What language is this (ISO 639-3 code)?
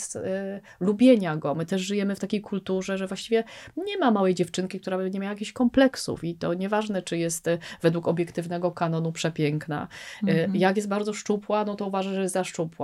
pol